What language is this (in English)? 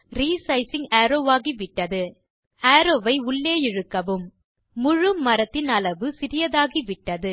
Tamil